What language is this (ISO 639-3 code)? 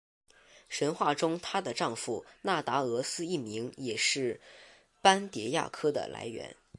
zho